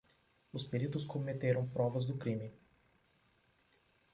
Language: Portuguese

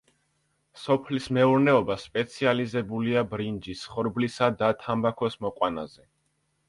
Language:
Georgian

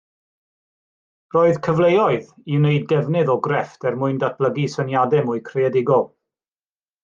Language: Welsh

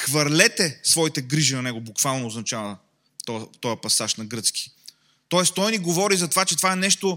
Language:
Bulgarian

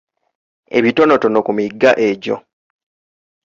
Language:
Ganda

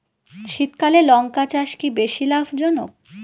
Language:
Bangla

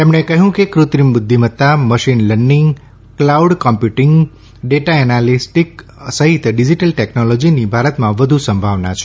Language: Gujarati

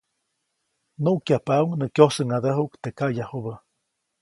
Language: Copainalá Zoque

